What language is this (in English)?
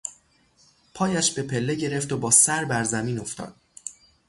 Persian